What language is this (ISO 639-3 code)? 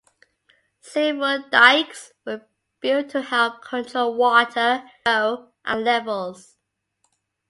eng